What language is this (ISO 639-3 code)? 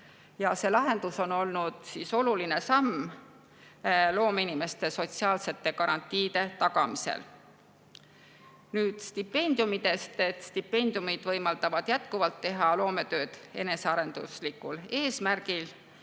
est